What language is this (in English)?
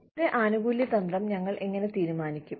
Malayalam